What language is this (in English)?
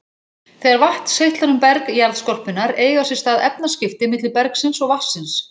Icelandic